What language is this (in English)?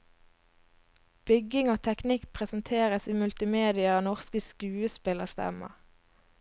Norwegian